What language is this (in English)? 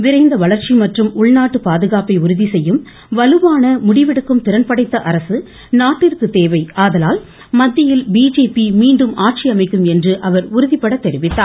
Tamil